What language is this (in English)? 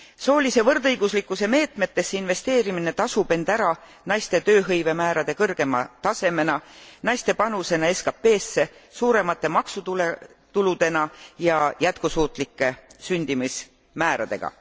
Estonian